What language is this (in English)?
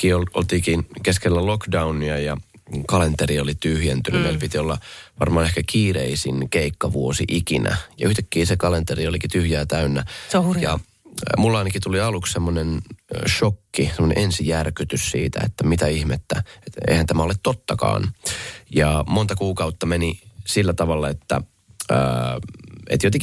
Finnish